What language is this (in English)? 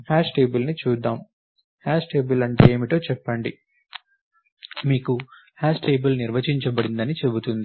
Telugu